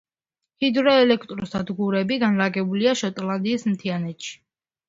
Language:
Georgian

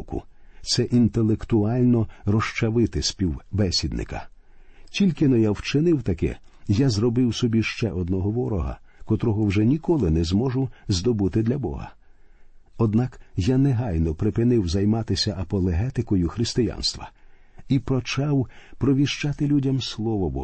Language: Ukrainian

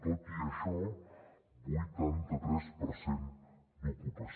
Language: Catalan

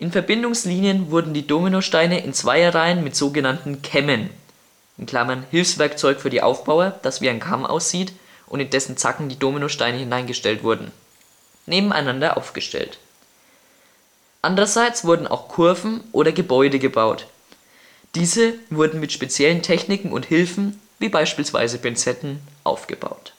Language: German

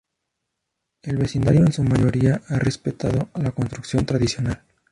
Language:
Spanish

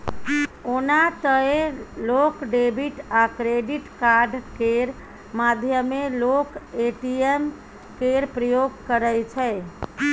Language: Maithili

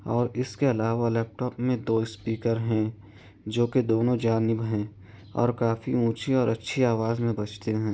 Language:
Urdu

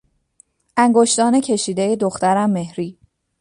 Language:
Persian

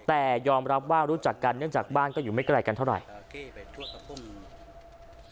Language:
Thai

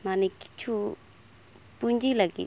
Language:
Santali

